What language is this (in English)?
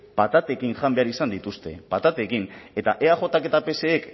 Basque